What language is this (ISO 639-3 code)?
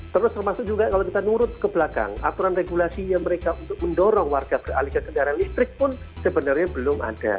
ind